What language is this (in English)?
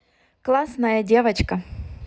Russian